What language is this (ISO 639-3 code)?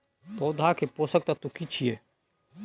mai